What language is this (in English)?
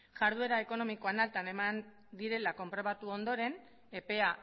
Basque